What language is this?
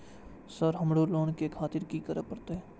Maithili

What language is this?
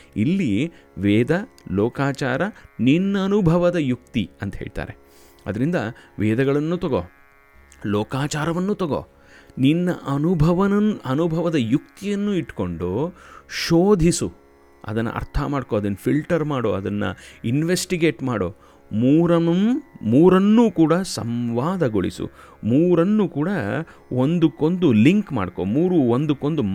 Kannada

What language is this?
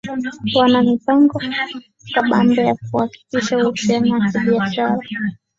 Swahili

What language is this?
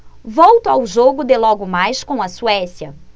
Portuguese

